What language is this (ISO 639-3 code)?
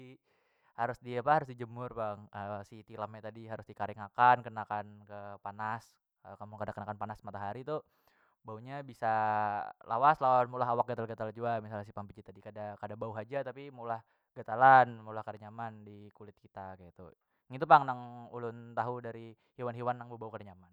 bjn